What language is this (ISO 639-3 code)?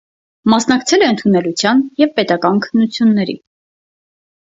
hye